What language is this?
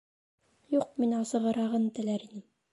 Bashkir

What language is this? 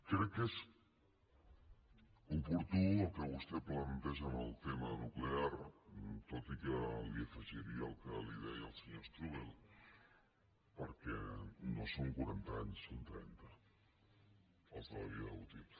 Catalan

